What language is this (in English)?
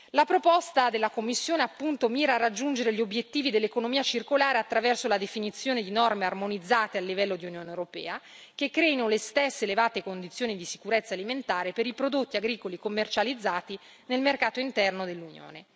Italian